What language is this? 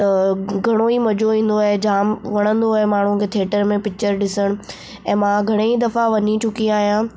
Sindhi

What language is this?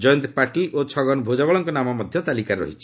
Odia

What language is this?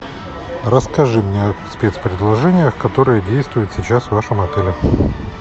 Russian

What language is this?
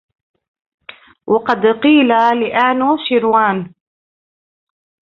Arabic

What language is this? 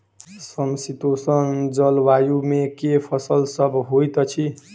Maithili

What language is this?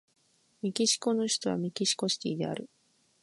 Japanese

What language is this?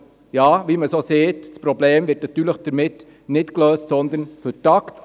Swiss German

